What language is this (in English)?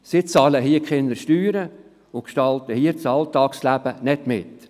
Swiss German